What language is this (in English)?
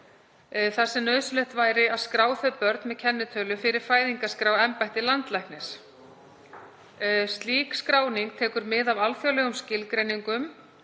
Icelandic